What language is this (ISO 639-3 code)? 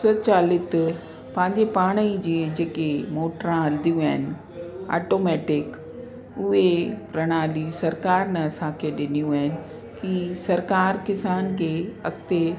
snd